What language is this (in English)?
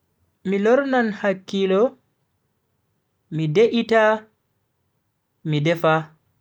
Bagirmi Fulfulde